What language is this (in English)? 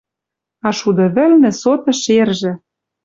Western Mari